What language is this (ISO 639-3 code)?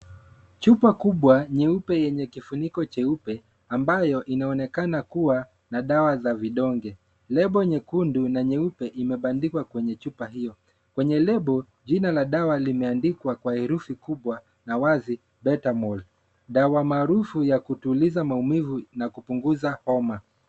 swa